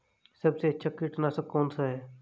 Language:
Hindi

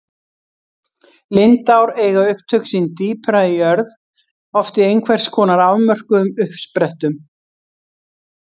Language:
Icelandic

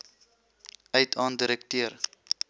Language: Afrikaans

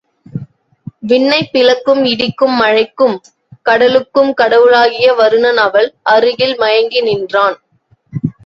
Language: Tamil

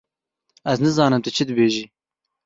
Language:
Kurdish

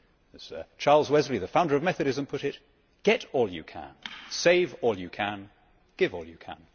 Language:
English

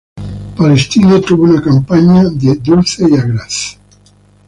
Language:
Spanish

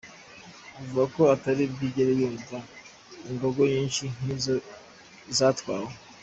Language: Kinyarwanda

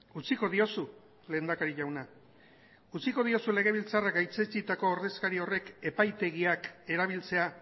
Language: Basque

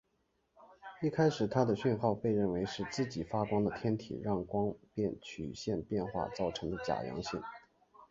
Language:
Chinese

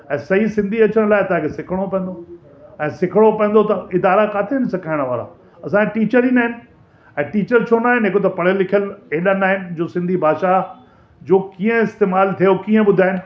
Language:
Sindhi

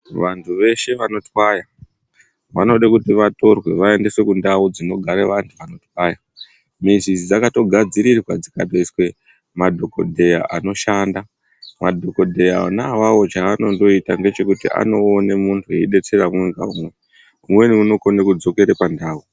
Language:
Ndau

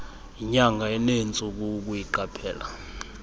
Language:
Xhosa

